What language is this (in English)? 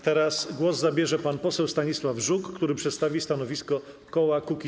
Polish